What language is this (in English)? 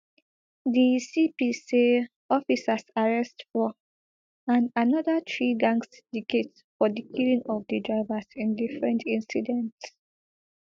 Nigerian Pidgin